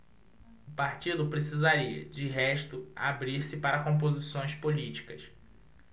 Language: Portuguese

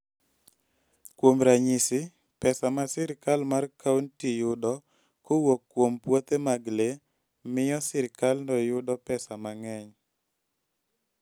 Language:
Luo (Kenya and Tanzania)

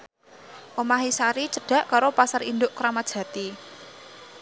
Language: Javanese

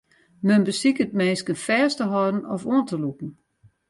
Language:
Western Frisian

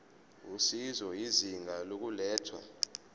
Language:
Zulu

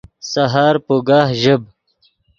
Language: Yidgha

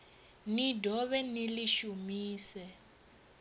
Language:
Venda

